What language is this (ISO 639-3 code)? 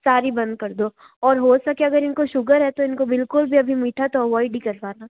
hin